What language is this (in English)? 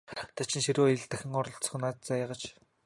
Mongolian